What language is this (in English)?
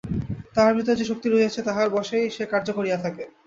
Bangla